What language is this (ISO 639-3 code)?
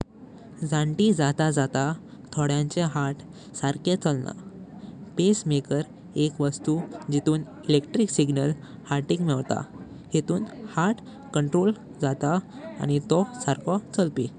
kok